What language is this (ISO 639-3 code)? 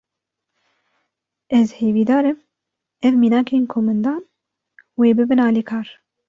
kur